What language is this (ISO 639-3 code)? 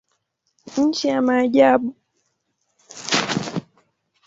swa